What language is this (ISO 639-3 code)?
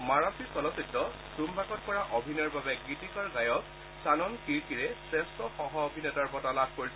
asm